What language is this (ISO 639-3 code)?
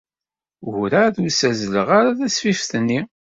kab